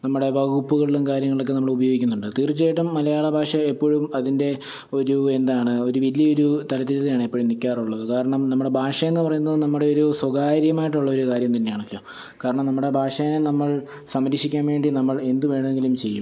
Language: Malayalam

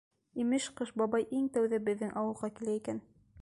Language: Bashkir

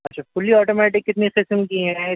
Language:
Urdu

